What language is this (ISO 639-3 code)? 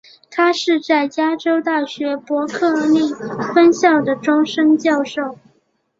zho